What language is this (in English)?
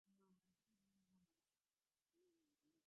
Divehi